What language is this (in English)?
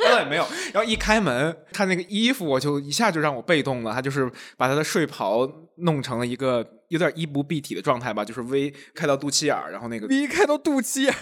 Chinese